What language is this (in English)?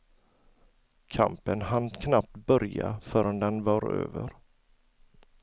Swedish